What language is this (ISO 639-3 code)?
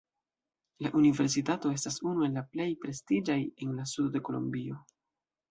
epo